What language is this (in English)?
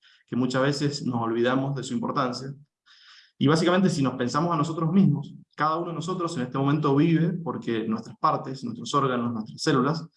Spanish